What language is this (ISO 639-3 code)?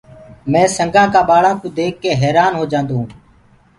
ggg